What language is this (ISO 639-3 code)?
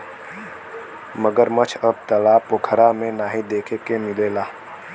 bho